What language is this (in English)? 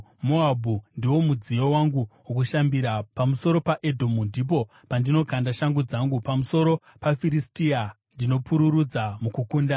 Shona